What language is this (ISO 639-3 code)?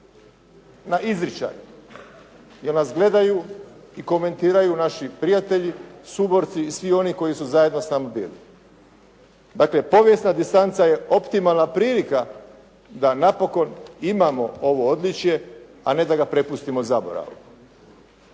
hrv